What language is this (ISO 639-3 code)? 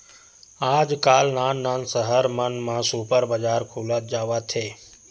hne